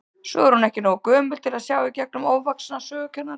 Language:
Icelandic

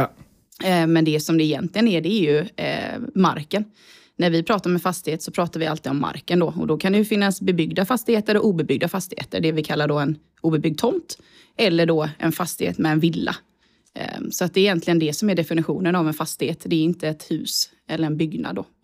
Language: Swedish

